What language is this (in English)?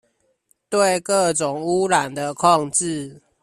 Chinese